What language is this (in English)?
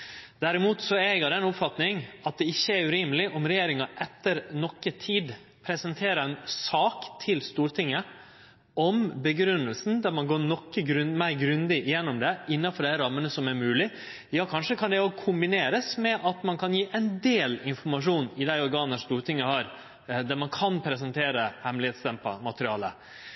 Norwegian Nynorsk